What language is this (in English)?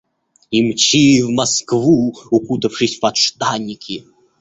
Russian